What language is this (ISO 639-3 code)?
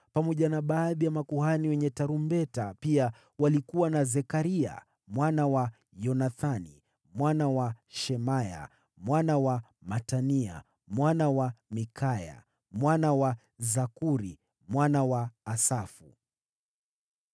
swa